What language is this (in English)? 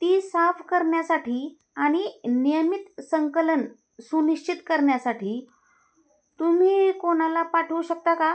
Marathi